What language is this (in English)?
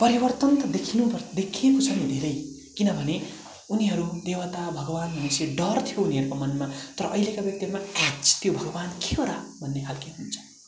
Nepali